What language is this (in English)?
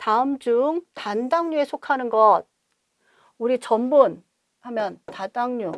Korean